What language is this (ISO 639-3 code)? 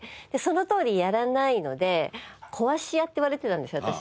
jpn